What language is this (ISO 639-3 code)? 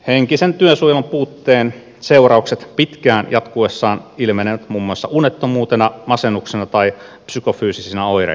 fin